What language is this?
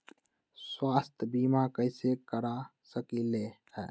Magahi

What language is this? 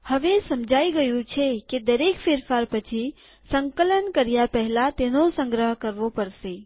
Gujarati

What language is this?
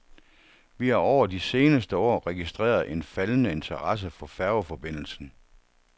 Danish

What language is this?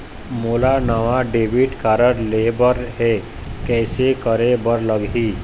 Chhattisgarhi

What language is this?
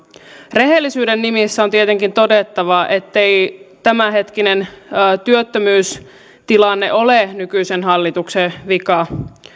Finnish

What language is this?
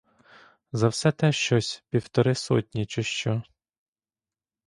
Ukrainian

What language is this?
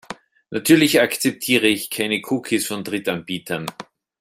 German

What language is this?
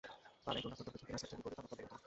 Bangla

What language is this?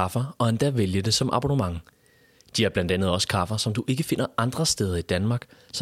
Danish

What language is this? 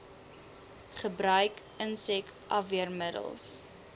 Afrikaans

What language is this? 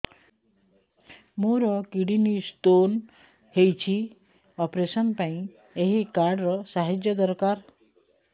Odia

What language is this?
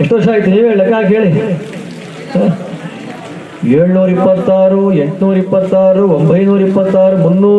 Kannada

